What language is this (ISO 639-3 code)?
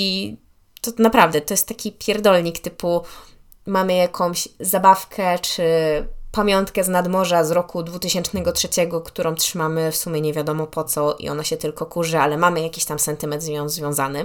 pol